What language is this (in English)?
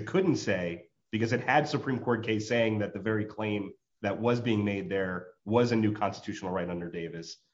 English